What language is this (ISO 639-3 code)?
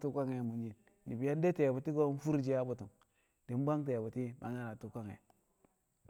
kcq